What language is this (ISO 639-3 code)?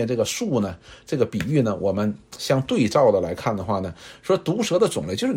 zho